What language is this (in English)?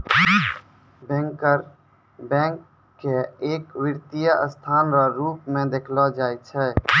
Maithili